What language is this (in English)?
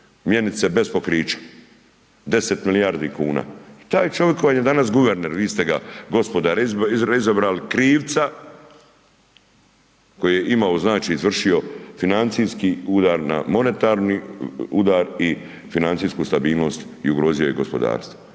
Croatian